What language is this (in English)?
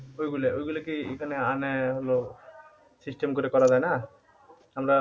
Bangla